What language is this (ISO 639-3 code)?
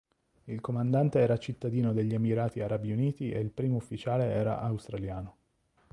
ita